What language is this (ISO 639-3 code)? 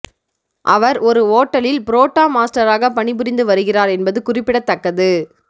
tam